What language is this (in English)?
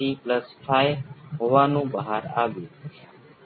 Gujarati